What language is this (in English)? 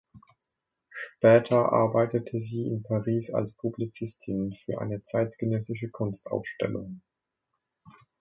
German